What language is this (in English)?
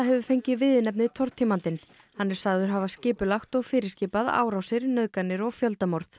Icelandic